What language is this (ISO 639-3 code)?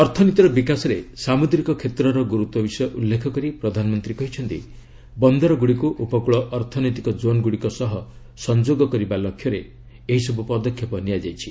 ori